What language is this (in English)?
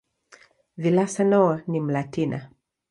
Swahili